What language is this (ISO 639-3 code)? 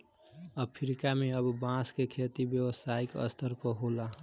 bho